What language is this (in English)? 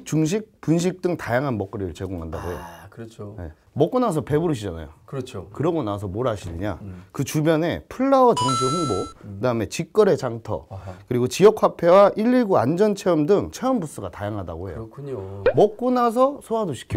Korean